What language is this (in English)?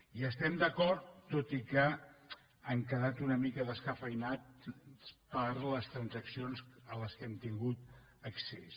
Catalan